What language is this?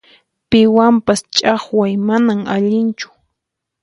Puno Quechua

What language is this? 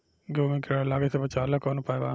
Bhojpuri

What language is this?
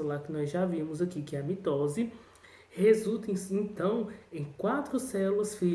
Portuguese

